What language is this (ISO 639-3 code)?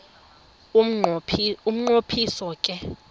xho